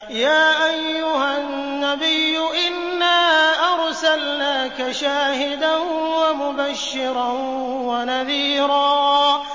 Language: Arabic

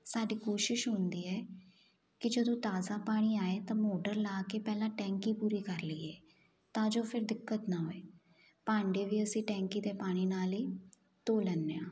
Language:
Punjabi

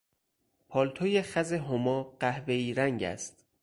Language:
Persian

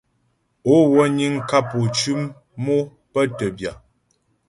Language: Ghomala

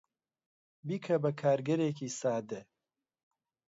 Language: Central Kurdish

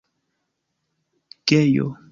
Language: Esperanto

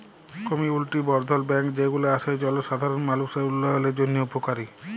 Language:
Bangla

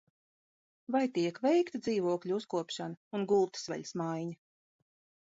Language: Latvian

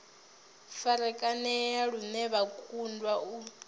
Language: Venda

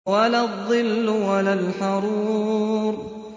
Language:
Arabic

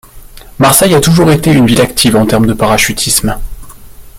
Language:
French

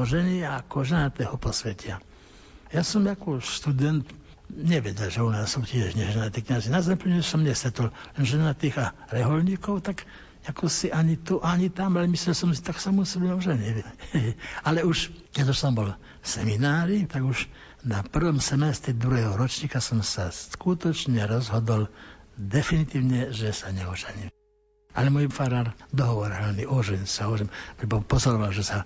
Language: Slovak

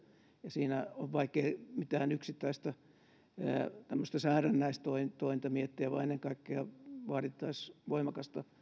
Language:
Finnish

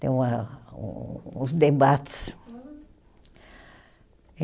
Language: Portuguese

